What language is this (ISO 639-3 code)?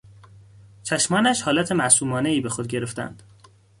fas